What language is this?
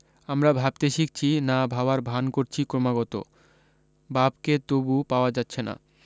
Bangla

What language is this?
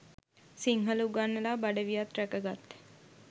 Sinhala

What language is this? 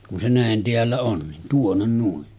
Finnish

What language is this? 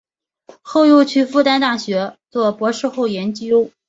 Chinese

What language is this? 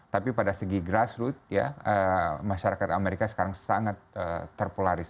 Indonesian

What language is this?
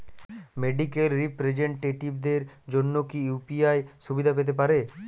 Bangla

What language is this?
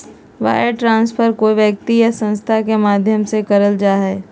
Magahi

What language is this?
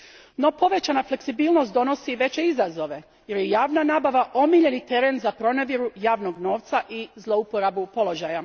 Croatian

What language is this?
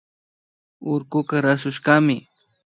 Imbabura Highland Quichua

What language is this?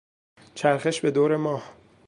Persian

